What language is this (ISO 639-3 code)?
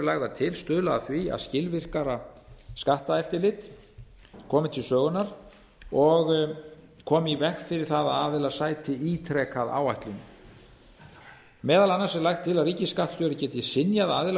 isl